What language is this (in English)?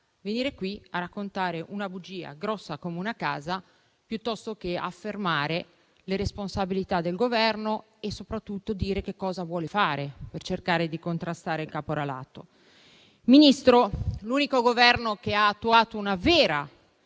Italian